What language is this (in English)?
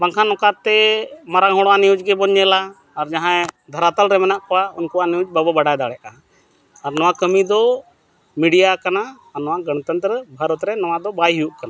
Santali